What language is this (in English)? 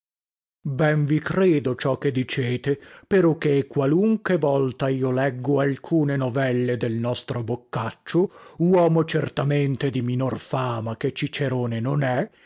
Italian